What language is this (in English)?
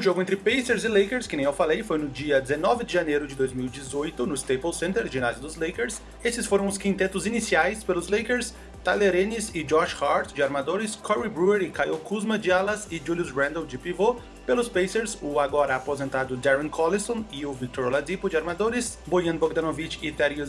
Portuguese